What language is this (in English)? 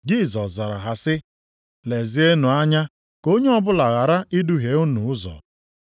Igbo